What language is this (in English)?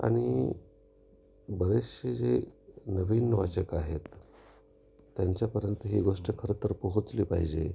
Marathi